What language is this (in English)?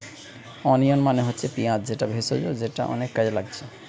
Bangla